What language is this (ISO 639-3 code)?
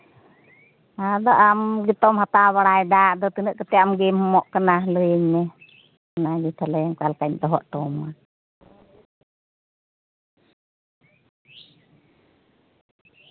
sat